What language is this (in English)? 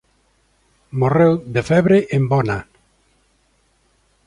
Galician